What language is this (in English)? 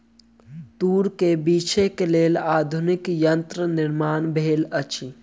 Maithili